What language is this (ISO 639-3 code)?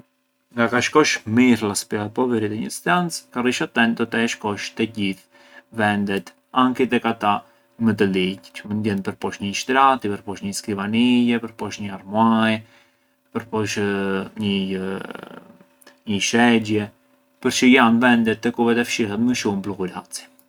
aae